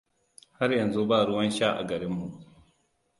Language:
Hausa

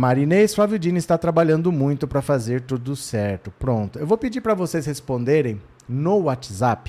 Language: Portuguese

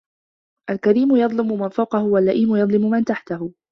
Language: Arabic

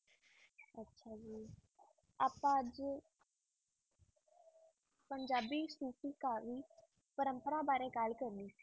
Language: Punjabi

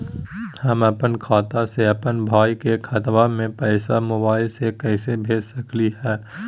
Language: Magahi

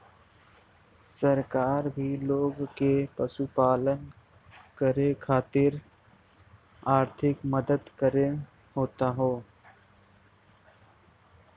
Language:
Bhojpuri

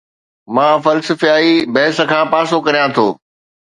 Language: Sindhi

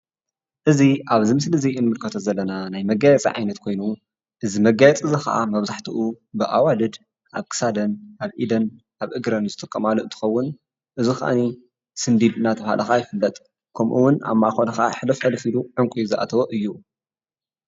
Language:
Tigrinya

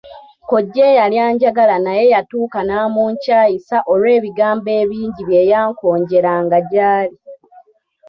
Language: Ganda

